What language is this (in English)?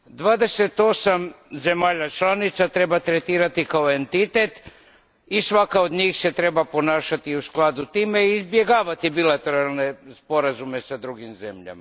Croatian